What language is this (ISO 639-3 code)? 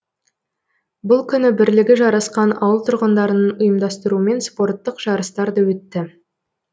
kaz